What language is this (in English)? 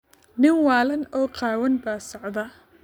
Somali